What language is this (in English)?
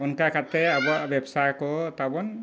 Santali